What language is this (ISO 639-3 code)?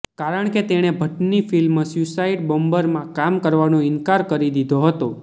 guj